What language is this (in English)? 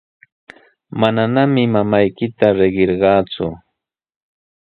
Sihuas Ancash Quechua